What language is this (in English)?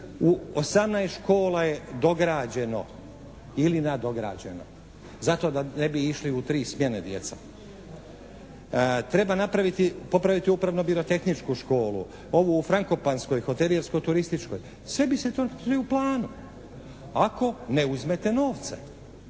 Croatian